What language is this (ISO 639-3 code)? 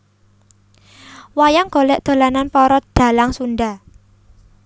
jav